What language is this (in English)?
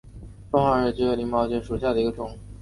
Chinese